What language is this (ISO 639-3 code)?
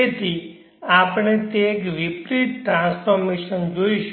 guj